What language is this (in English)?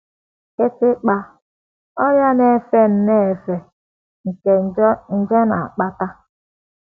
Igbo